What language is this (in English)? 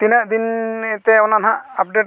Santali